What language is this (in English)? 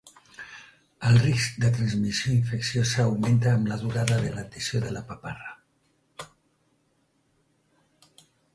Catalan